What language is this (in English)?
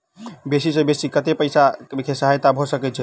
Maithili